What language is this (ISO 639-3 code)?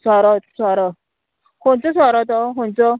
kok